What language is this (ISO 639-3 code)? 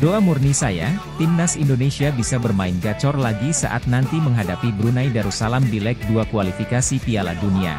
ind